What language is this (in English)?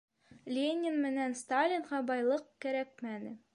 Bashkir